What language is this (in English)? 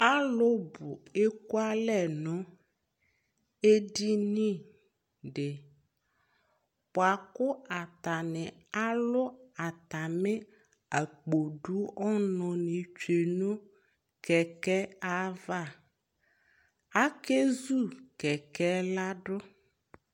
Ikposo